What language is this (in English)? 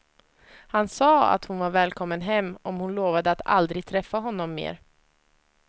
Swedish